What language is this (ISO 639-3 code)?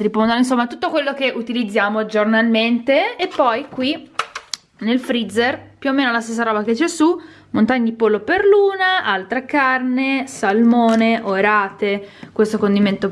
ita